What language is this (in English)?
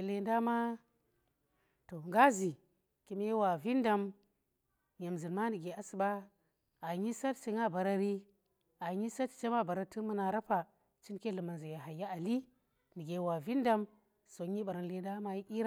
Tera